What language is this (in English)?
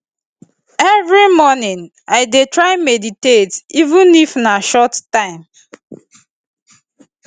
Nigerian Pidgin